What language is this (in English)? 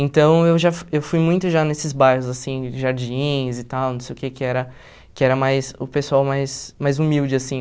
Portuguese